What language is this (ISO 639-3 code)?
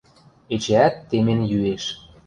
mrj